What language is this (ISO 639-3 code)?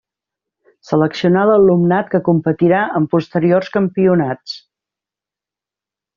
cat